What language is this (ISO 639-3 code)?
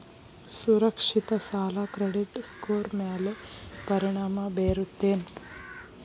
kan